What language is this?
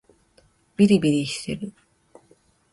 Japanese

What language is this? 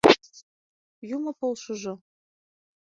Mari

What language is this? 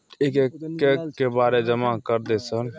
Maithili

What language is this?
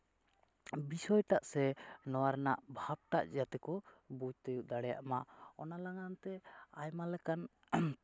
Santali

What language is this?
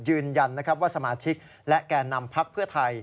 Thai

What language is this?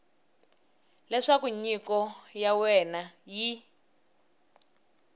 Tsonga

